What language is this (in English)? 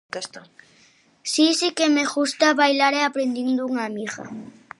Galician